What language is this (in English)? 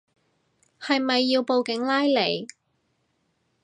Cantonese